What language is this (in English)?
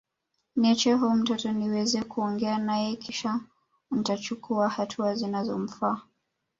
Swahili